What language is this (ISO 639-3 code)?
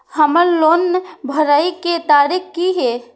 mai